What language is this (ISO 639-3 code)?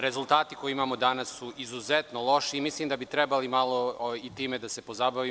srp